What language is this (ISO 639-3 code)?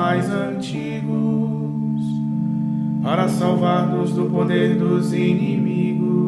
por